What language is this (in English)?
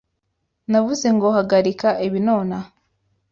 Kinyarwanda